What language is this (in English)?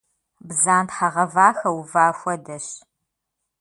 Kabardian